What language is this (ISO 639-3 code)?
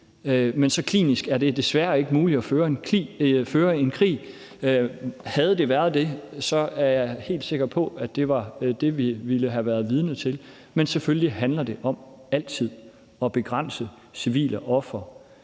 dan